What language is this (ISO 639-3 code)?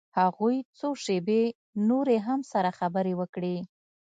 pus